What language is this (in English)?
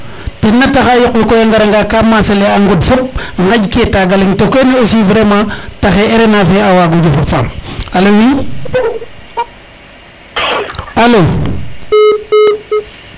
Serer